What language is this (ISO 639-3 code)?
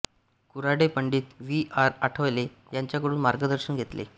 mar